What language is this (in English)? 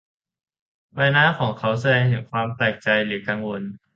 Thai